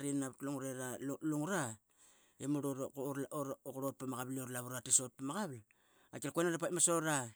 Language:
Qaqet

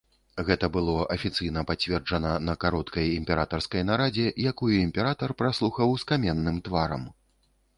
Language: Belarusian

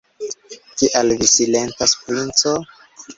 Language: Esperanto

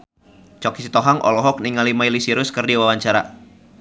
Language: Sundanese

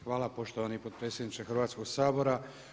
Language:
Croatian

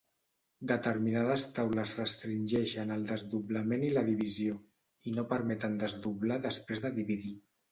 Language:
Catalan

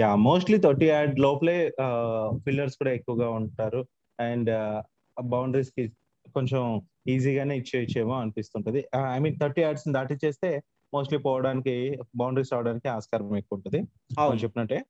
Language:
Telugu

